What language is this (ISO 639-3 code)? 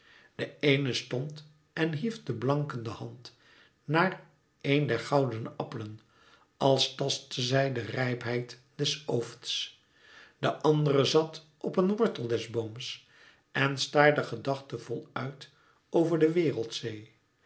nld